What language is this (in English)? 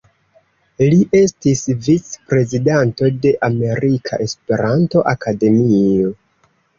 Esperanto